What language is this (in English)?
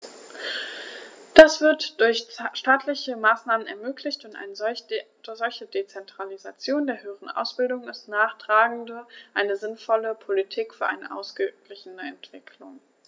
German